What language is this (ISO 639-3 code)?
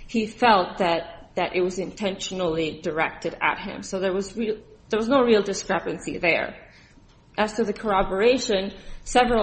eng